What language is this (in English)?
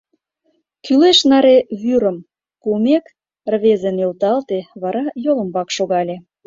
Mari